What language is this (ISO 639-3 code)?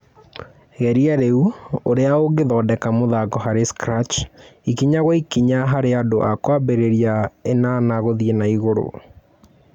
kik